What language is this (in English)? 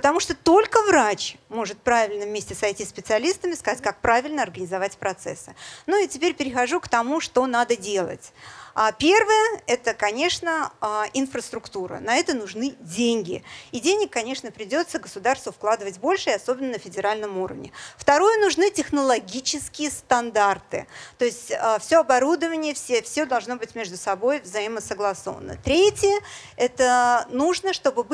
Russian